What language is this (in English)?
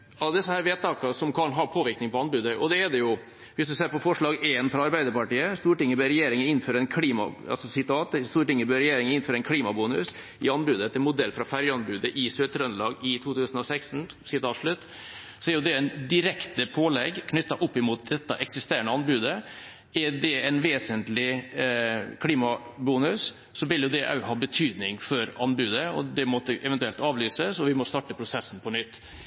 Norwegian Bokmål